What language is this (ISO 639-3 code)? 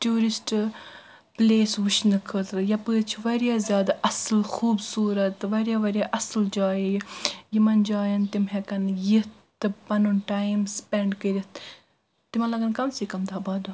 kas